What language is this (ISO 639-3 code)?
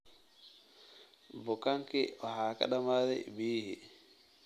som